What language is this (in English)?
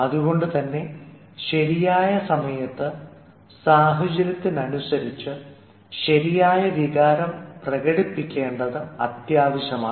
Malayalam